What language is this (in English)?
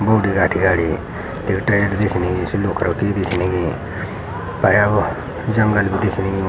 Garhwali